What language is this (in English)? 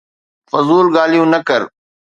Sindhi